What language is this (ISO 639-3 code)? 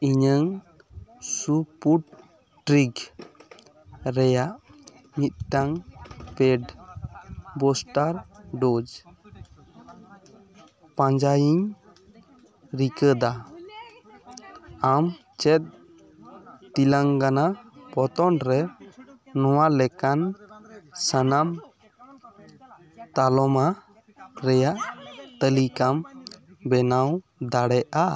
sat